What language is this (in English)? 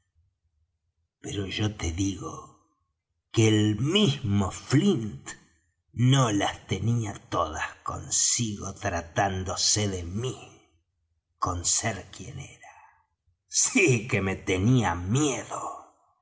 Spanish